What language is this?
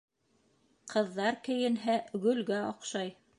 Bashkir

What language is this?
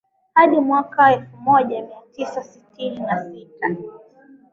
Swahili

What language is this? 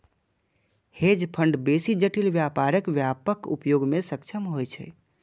Maithili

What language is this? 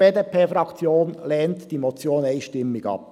Swiss German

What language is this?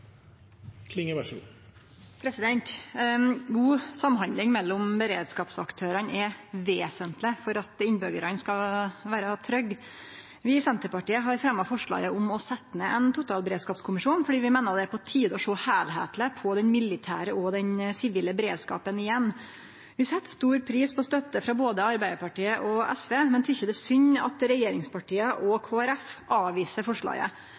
Norwegian Nynorsk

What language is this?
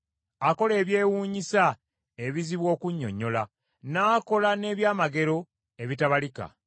Ganda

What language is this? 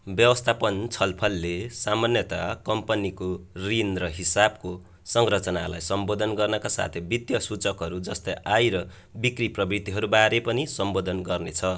Nepali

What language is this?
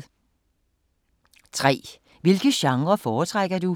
Danish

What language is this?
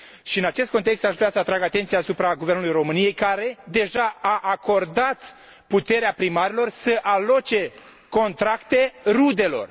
Romanian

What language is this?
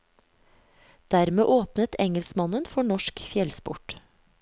Norwegian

